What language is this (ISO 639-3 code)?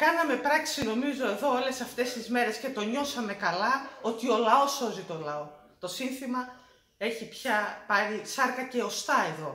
ell